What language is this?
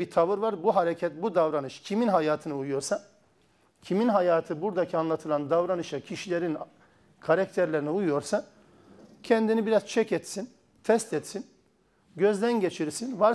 Turkish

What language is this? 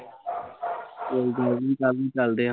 Punjabi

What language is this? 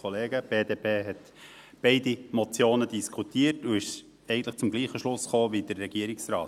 Swiss German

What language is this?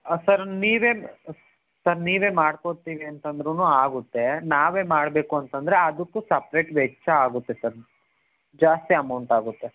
Kannada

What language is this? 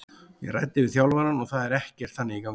Icelandic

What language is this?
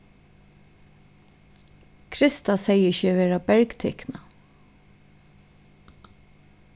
Faroese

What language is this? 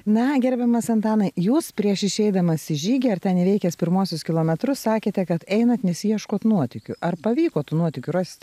Lithuanian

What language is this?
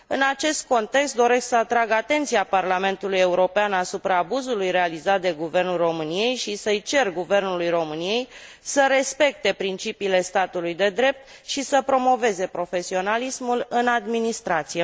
Romanian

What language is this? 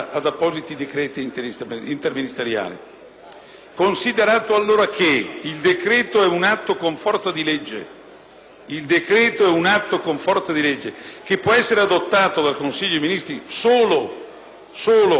Italian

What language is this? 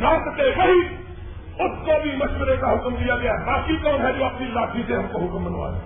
Urdu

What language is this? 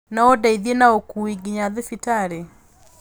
Kikuyu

